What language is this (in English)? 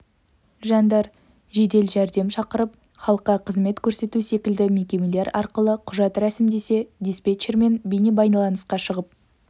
Kazakh